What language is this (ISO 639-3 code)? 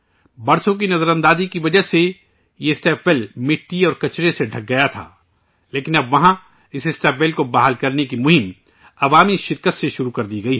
urd